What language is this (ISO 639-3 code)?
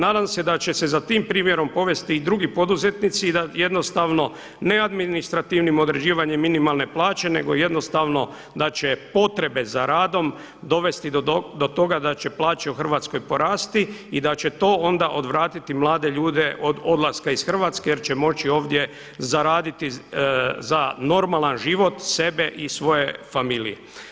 hrv